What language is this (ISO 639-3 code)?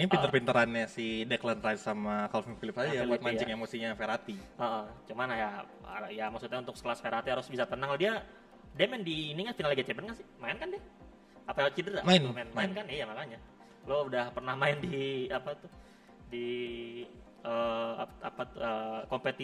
ind